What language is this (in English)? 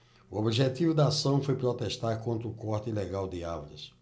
Portuguese